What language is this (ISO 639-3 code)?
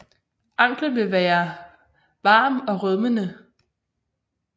dan